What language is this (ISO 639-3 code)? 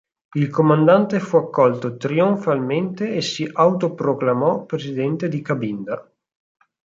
ita